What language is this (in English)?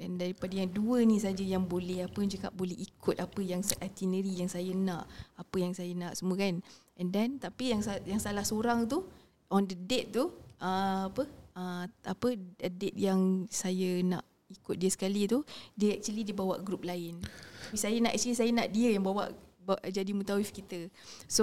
Malay